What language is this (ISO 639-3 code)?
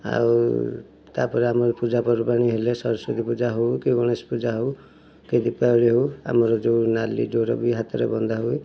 ori